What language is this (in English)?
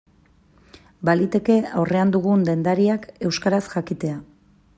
Basque